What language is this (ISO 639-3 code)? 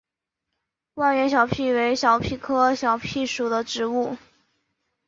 zho